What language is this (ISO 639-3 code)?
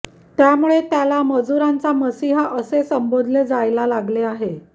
mar